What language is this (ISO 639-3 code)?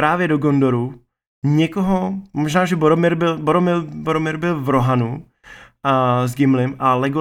ces